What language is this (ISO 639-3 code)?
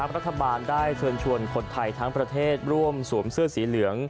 tha